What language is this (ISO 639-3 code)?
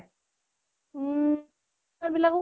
asm